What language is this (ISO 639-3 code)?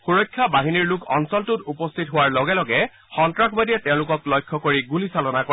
asm